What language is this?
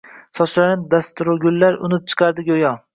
Uzbek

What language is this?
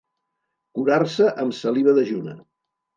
Catalan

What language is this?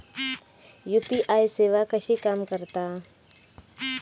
Marathi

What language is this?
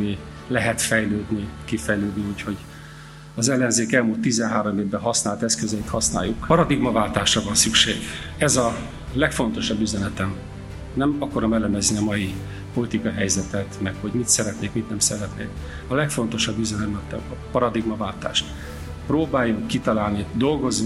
Hungarian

